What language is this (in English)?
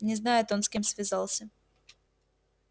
Russian